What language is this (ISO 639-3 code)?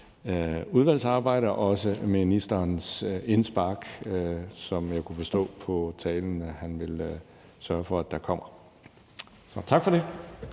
dan